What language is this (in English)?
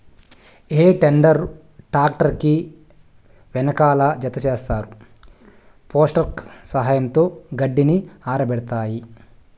Telugu